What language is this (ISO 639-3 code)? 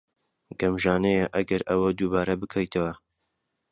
ckb